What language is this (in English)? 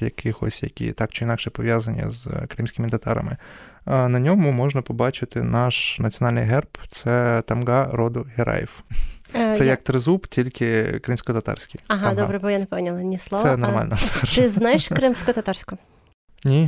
Ukrainian